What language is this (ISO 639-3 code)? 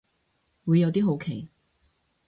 yue